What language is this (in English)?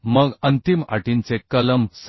Marathi